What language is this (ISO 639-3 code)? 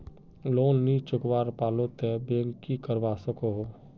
mag